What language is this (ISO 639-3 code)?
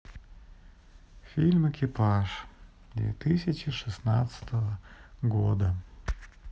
rus